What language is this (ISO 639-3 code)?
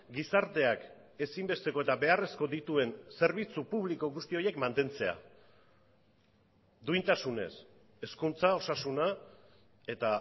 eus